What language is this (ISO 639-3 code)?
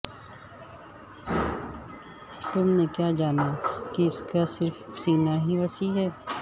urd